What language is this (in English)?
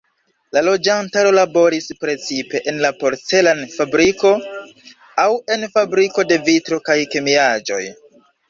Esperanto